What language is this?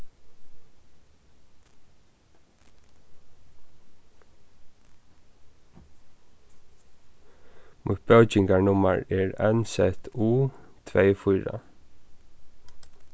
Faroese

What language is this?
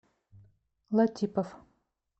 Russian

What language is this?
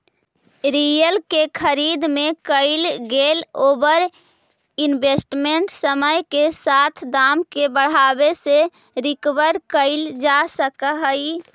Magahi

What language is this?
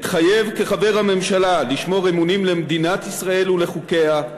Hebrew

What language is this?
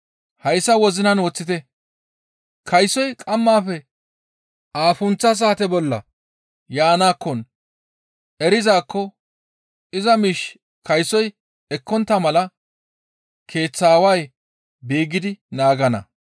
Gamo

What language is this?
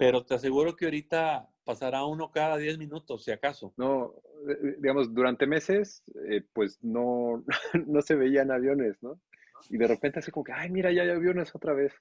Spanish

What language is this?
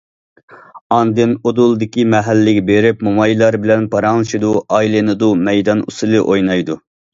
Uyghur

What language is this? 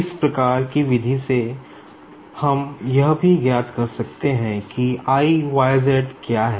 Hindi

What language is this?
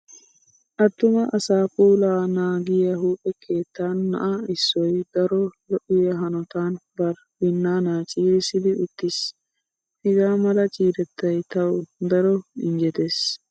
Wolaytta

